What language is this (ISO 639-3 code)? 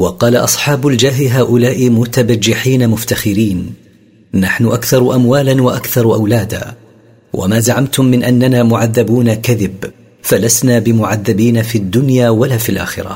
ara